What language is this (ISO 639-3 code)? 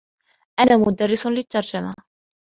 ara